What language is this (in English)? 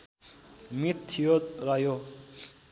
Nepali